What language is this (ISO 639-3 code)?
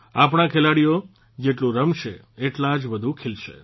guj